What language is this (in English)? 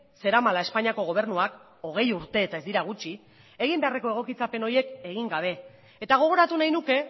Basque